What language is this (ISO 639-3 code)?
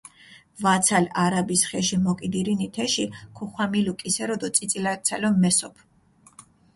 xmf